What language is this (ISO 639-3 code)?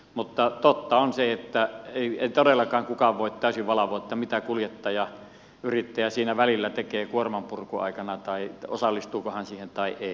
fin